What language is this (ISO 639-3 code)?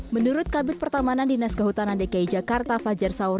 ind